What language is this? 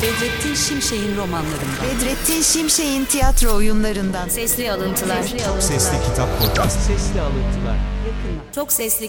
Turkish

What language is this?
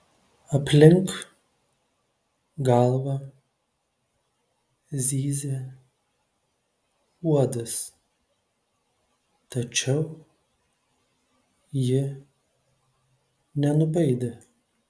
Lithuanian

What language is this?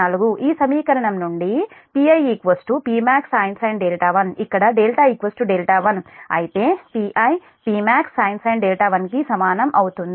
Telugu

